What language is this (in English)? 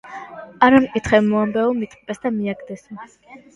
Georgian